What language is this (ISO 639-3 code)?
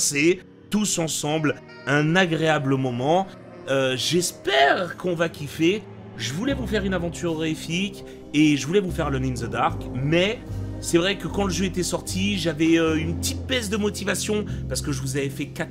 fra